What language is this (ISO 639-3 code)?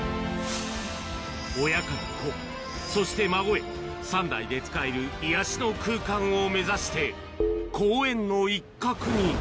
jpn